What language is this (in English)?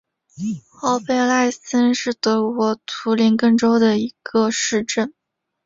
Chinese